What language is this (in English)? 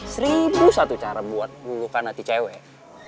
Indonesian